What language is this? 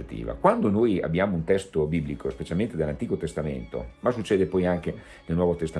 Italian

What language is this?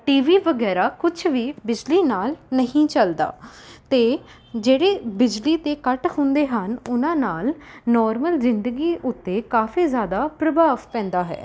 Punjabi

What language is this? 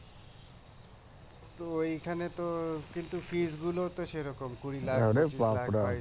Bangla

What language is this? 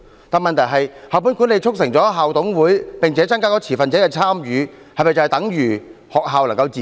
Cantonese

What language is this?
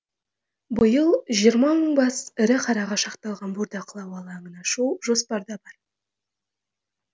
Kazakh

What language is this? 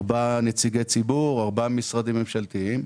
Hebrew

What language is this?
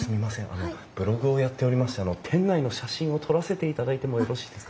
Japanese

